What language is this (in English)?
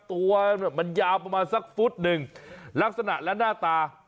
Thai